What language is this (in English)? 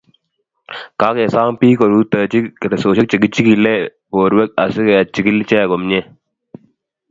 Kalenjin